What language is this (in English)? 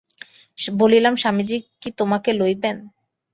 Bangla